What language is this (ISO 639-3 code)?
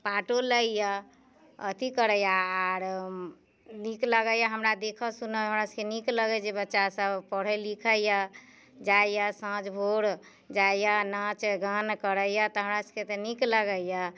mai